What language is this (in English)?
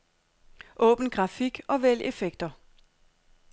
Danish